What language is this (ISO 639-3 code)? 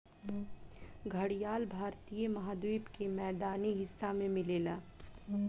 bho